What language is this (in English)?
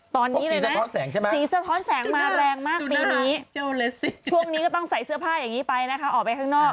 Thai